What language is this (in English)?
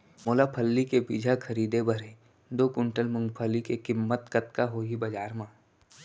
Chhattisgarhi